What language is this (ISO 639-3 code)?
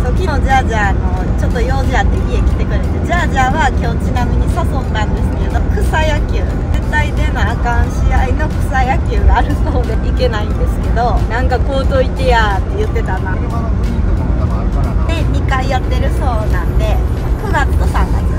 jpn